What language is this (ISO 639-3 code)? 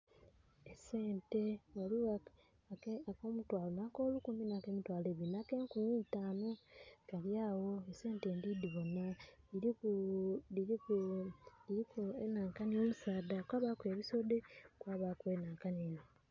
xog